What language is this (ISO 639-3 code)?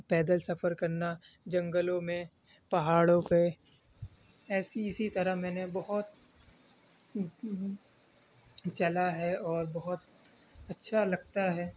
urd